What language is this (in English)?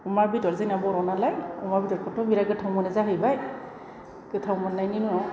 Bodo